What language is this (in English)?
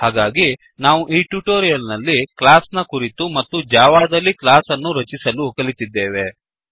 Kannada